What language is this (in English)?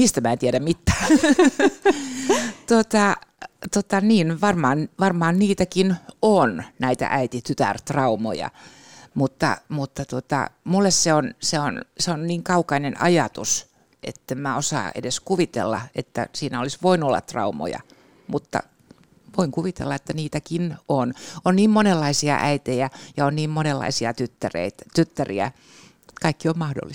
Finnish